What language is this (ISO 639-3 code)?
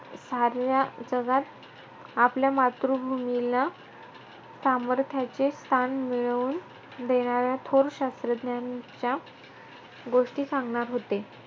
mar